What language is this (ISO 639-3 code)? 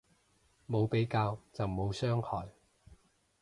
yue